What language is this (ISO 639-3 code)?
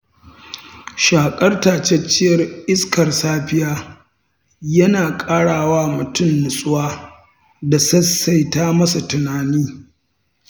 hau